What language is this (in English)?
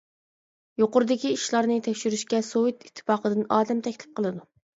Uyghur